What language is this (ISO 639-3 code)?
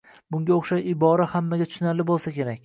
uzb